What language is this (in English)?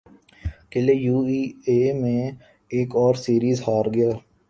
Urdu